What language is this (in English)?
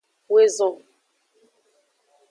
Aja (Benin)